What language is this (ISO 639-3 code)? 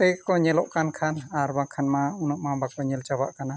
sat